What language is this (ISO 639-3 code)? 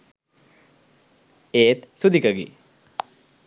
sin